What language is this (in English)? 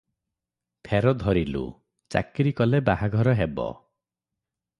Odia